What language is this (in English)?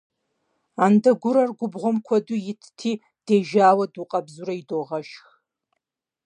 Kabardian